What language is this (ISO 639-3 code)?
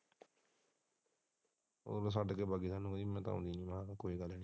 pan